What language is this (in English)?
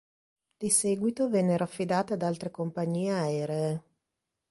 Italian